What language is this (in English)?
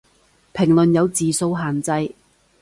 Cantonese